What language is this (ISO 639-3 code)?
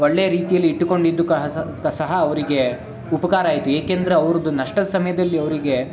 kan